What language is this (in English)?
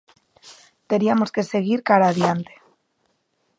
Galician